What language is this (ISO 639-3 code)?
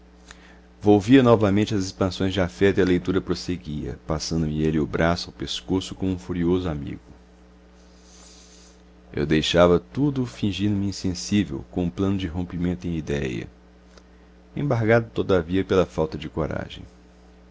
por